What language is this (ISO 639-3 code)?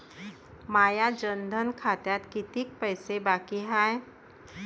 mar